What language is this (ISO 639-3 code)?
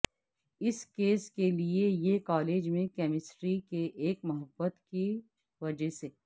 urd